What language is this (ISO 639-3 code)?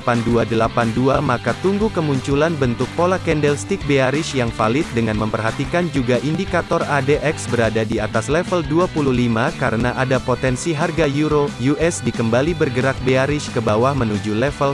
ind